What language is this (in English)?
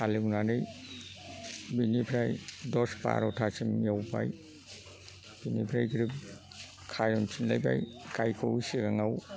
Bodo